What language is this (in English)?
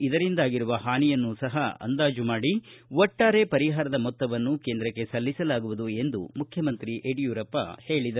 Kannada